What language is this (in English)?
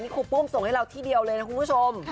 Thai